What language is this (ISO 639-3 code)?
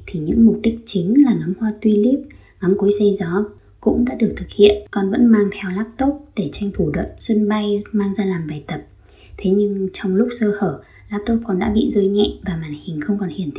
vie